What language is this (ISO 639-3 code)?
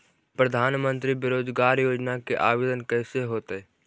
mag